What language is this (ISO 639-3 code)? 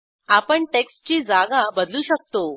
mar